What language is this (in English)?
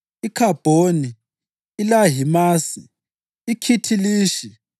North Ndebele